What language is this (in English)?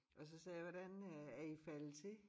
Danish